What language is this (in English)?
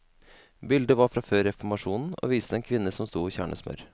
Norwegian